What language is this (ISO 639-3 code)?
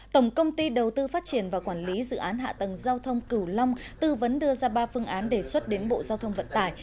vie